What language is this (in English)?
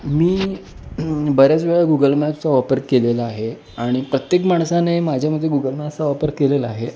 Marathi